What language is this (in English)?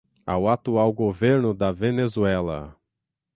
Portuguese